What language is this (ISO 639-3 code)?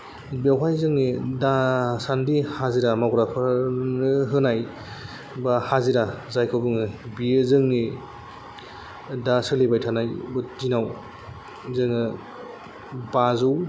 brx